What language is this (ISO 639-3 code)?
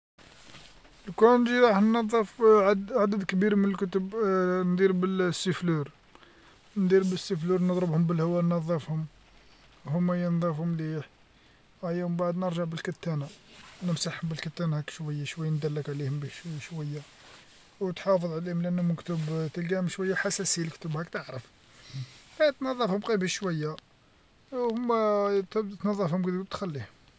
arq